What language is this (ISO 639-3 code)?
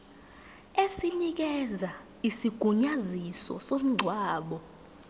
zul